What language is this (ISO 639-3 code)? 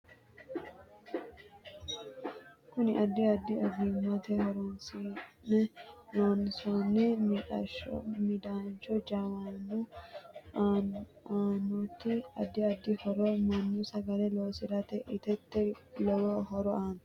sid